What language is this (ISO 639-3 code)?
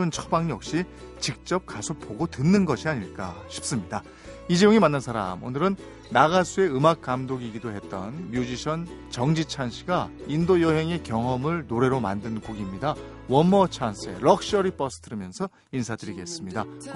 kor